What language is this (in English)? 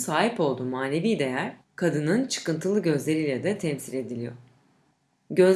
Turkish